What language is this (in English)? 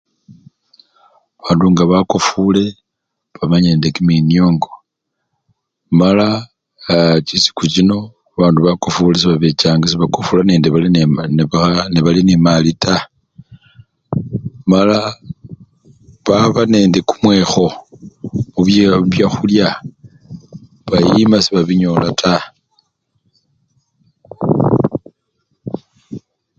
Luyia